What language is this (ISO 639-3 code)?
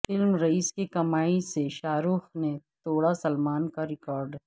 urd